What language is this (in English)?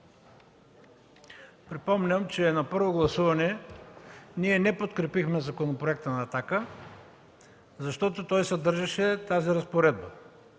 Bulgarian